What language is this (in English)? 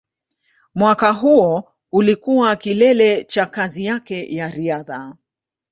Swahili